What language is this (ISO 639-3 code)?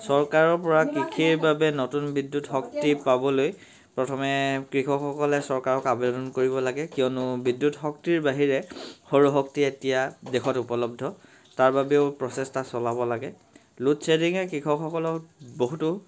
asm